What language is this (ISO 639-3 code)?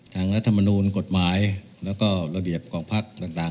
tha